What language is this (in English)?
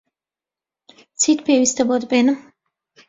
Central Kurdish